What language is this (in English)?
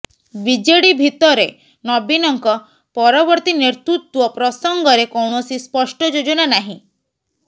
Odia